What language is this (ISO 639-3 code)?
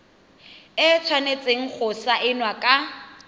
tsn